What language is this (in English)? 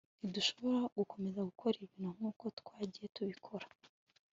Kinyarwanda